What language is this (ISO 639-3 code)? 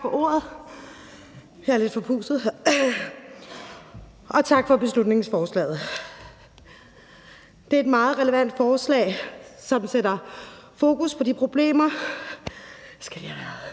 dan